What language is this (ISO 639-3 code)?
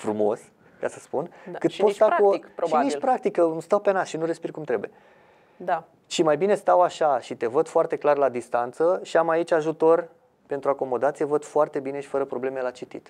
ron